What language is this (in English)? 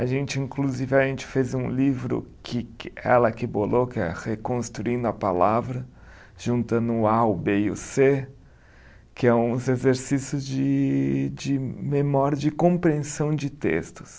Portuguese